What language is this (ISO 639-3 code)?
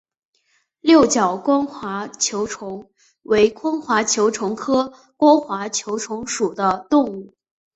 zho